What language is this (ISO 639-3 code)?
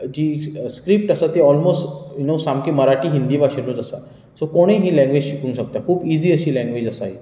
kok